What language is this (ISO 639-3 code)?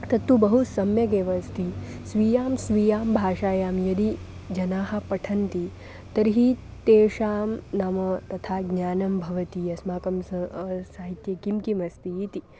san